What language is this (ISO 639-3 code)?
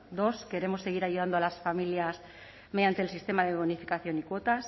spa